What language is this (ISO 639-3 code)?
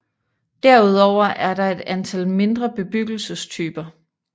dan